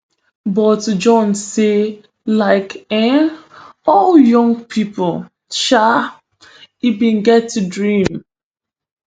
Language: Nigerian Pidgin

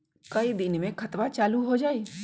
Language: Magahi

